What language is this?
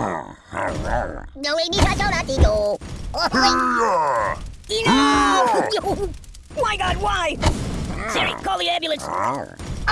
English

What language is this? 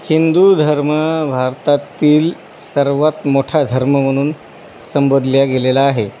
Marathi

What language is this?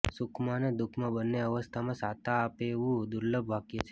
Gujarati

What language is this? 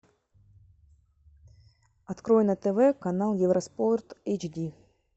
Russian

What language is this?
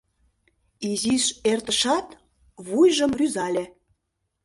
Mari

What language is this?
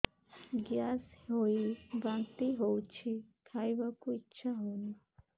Odia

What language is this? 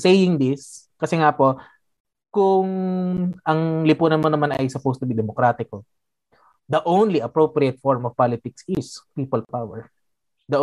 Filipino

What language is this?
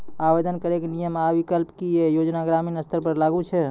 Maithili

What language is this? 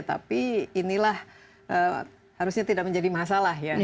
Indonesian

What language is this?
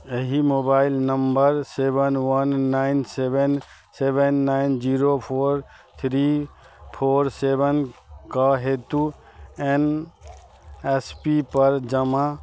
Maithili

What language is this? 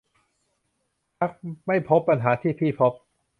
Thai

